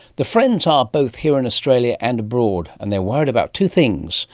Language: English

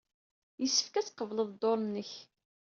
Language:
Kabyle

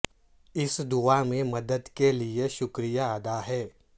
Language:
Urdu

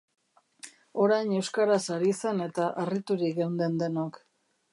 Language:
Basque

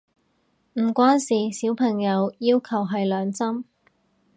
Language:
Cantonese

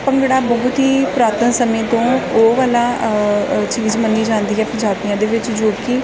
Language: Punjabi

